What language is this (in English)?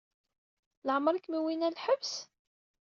Kabyle